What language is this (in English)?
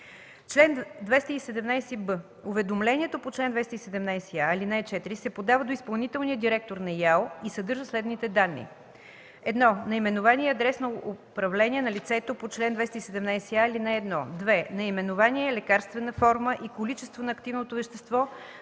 Bulgarian